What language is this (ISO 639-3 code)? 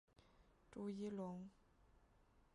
zho